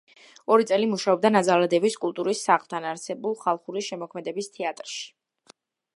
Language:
Georgian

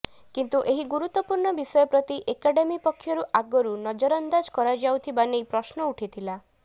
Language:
Odia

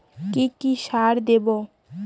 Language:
Bangla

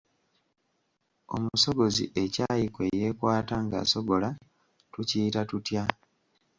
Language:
Ganda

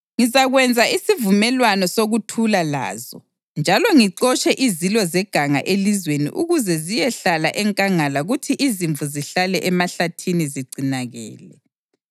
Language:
North Ndebele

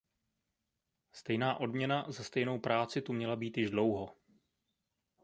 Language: Czech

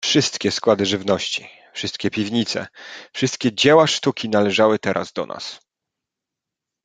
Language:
Polish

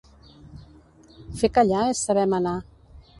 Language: Catalan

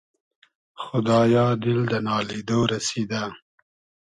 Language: Hazaragi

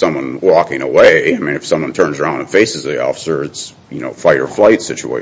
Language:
English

